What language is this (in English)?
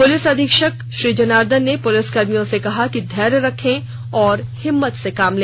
Hindi